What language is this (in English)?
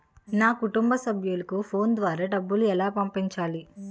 Telugu